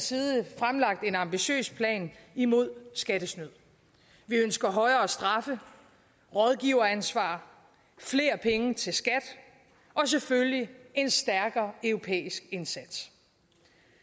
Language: Danish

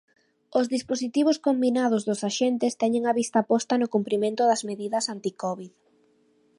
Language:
Galician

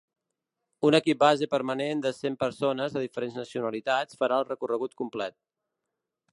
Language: Catalan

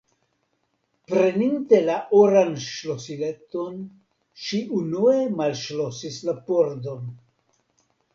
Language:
Esperanto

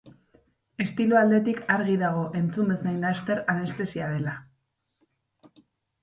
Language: Basque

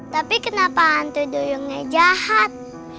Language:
Indonesian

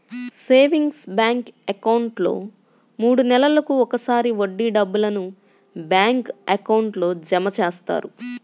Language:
Telugu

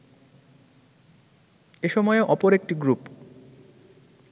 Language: Bangla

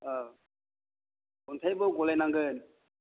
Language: Bodo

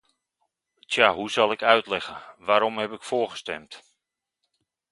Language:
Dutch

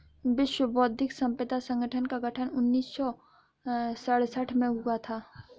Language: Hindi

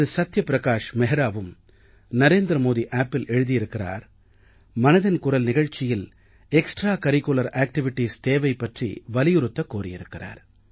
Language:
Tamil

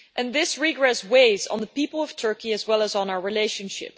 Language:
English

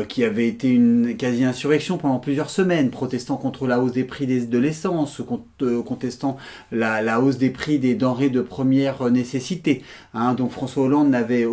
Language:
French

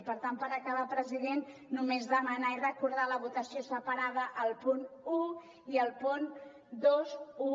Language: Catalan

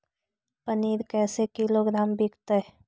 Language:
Magahi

